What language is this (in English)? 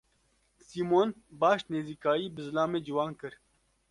Kurdish